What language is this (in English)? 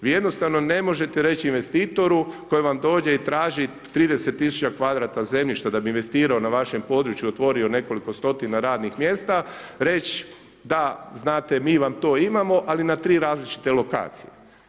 Croatian